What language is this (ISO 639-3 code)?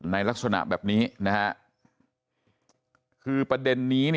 tha